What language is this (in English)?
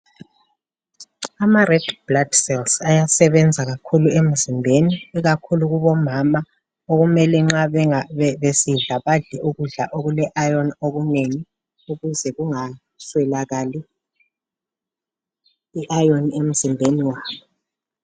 North Ndebele